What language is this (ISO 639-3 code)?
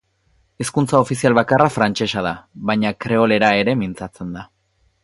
eus